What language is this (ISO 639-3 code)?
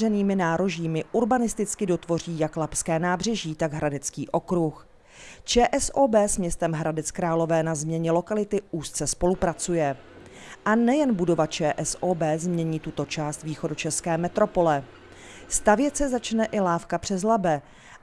ces